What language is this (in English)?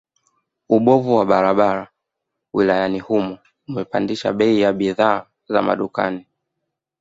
Swahili